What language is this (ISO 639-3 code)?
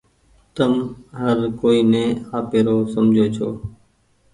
gig